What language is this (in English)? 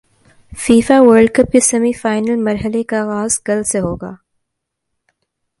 Urdu